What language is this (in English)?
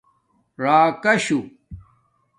Domaaki